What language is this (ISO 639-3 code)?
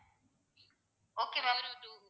tam